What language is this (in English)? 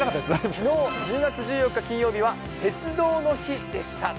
Japanese